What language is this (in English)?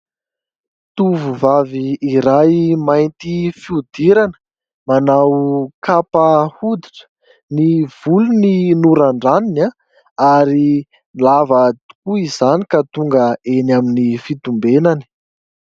Malagasy